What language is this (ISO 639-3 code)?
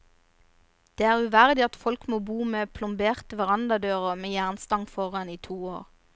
nor